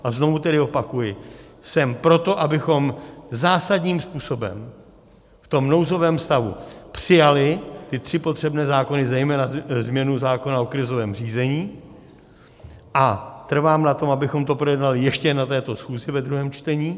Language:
Czech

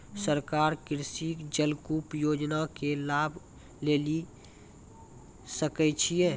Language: Maithili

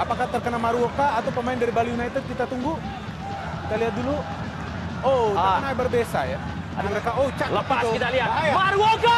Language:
Indonesian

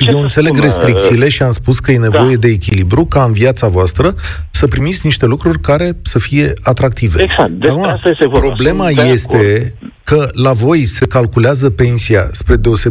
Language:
Romanian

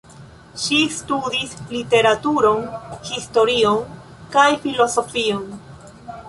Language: Esperanto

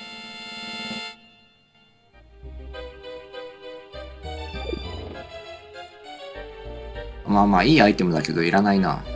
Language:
Japanese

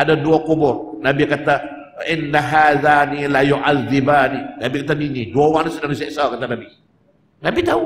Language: Malay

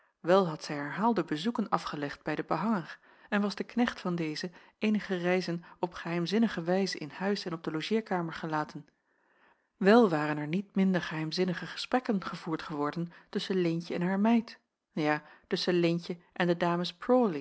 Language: Dutch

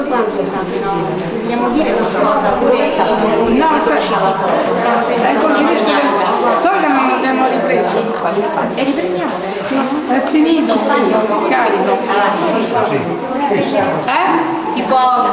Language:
Italian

